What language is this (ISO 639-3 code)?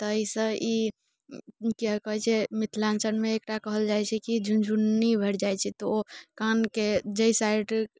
mai